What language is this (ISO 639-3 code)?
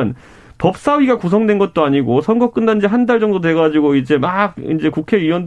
kor